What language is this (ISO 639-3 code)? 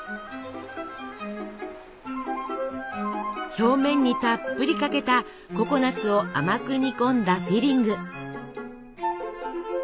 jpn